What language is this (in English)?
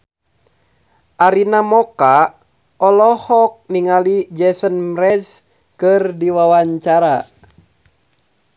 Sundanese